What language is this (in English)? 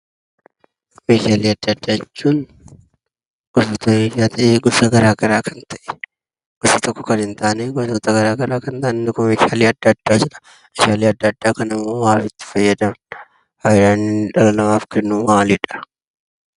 Oromo